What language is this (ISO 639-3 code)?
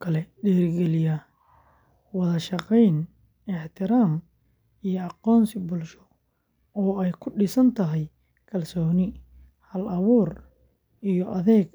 som